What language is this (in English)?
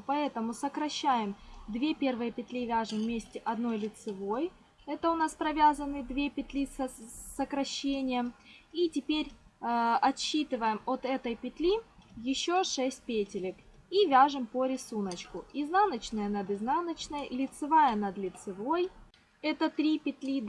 Russian